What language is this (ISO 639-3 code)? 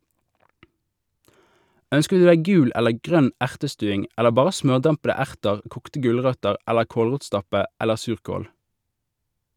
nor